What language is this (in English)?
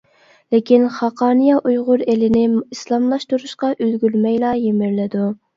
Uyghur